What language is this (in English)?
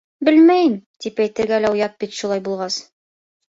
Bashkir